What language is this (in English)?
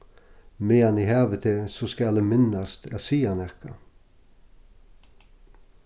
Faroese